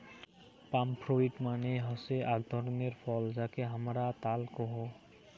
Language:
Bangla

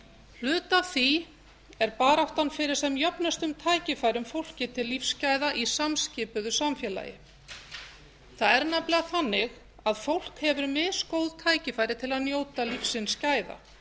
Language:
Icelandic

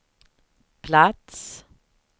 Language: Swedish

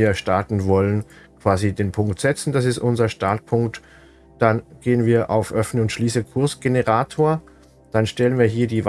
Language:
German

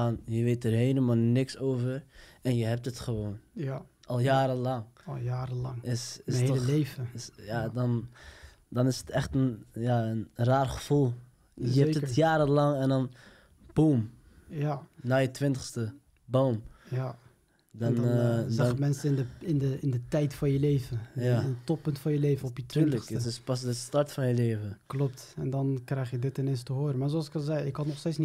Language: Dutch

